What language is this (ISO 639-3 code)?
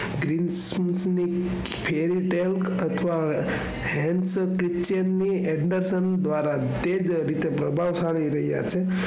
guj